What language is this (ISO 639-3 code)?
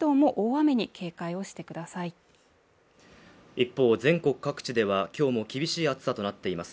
jpn